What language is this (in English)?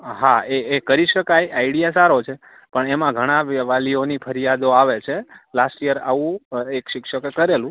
Gujarati